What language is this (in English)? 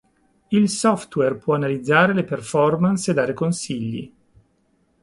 Italian